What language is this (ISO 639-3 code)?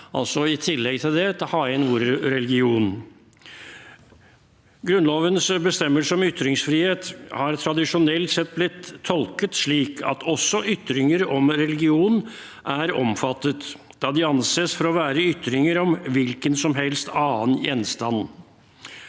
nor